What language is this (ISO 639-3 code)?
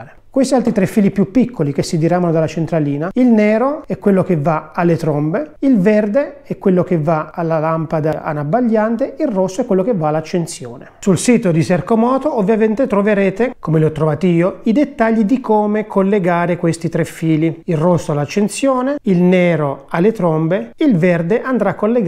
ita